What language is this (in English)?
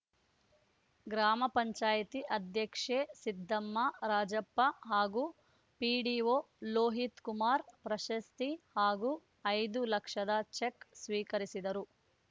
Kannada